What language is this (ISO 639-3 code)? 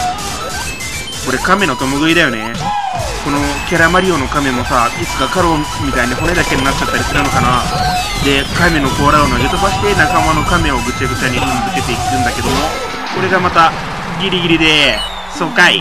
jpn